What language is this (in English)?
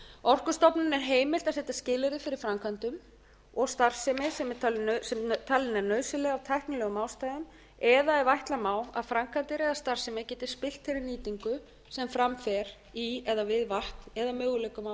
Icelandic